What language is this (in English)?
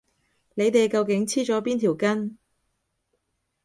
Cantonese